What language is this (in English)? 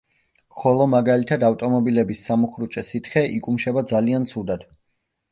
Georgian